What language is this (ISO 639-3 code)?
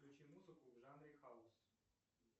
rus